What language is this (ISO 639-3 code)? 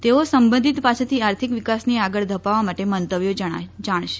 guj